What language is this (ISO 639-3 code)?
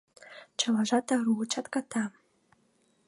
chm